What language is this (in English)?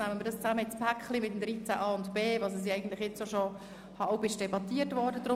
Swiss German